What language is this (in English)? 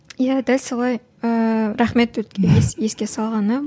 Kazakh